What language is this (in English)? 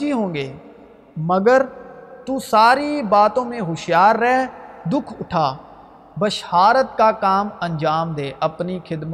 Urdu